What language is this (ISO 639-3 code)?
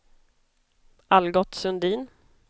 swe